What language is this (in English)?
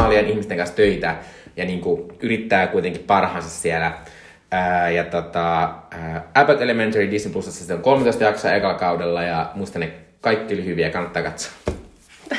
Finnish